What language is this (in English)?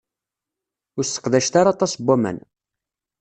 Kabyle